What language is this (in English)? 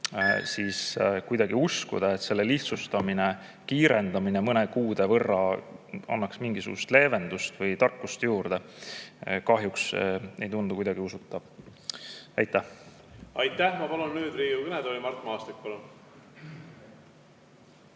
Estonian